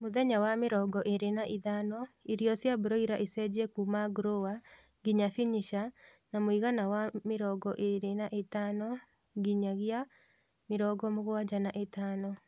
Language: Kikuyu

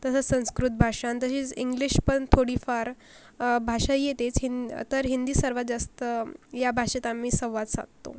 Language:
Marathi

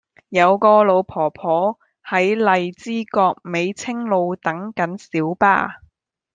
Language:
Cantonese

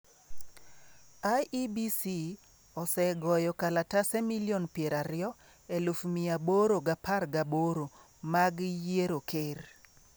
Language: Luo (Kenya and Tanzania)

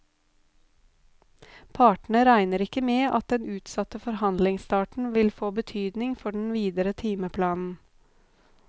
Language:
Norwegian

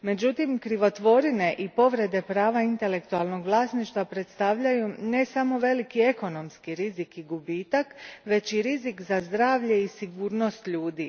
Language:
Croatian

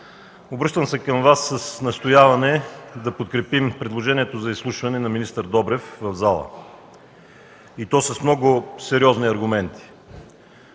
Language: Bulgarian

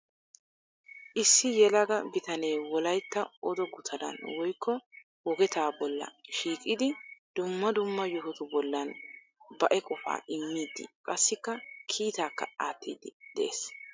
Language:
Wolaytta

